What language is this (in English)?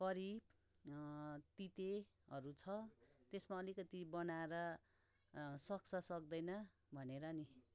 Nepali